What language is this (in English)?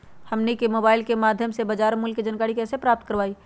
Magahi